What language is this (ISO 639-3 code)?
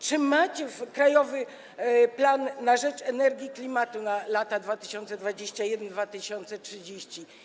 pol